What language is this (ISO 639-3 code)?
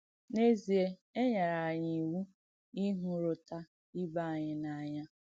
ibo